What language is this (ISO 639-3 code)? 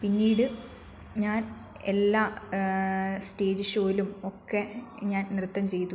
mal